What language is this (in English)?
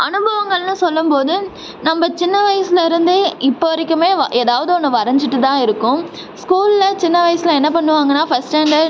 Tamil